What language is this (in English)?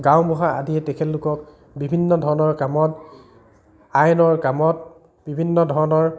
Assamese